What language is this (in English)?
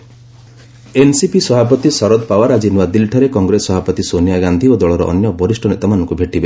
Odia